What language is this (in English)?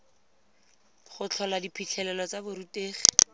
Tswana